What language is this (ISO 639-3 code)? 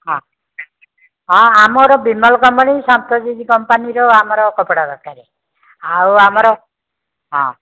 ori